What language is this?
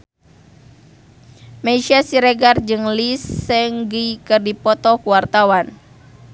Sundanese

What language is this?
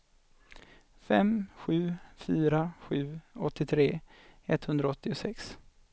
Swedish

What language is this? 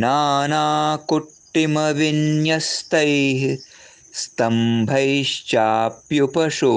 Hindi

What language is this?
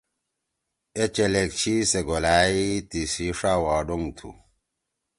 Torwali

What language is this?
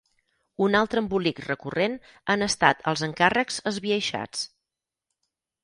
Catalan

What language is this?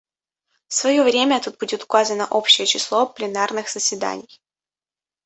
Russian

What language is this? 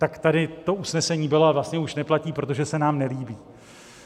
Czech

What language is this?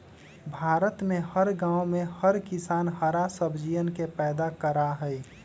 Magahi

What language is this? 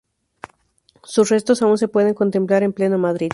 Spanish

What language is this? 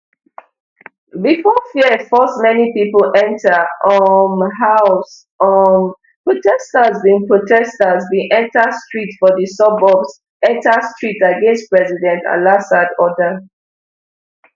Nigerian Pidgin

